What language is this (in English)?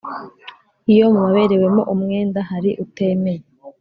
Kinyarwanda